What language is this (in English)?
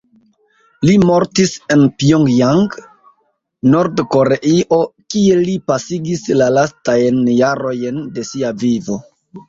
Esperanto